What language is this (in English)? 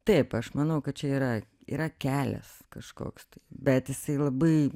Lithuanian